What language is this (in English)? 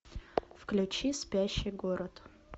Russian